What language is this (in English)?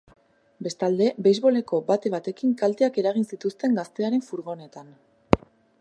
Basque